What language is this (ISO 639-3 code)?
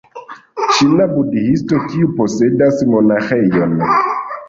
epo